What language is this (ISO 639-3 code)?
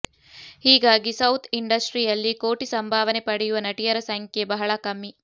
kan